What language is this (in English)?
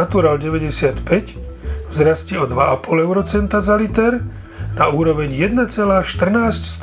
Slovak